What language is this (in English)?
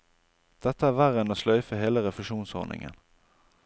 Norwegian